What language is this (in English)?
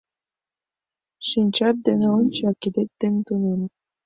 Mari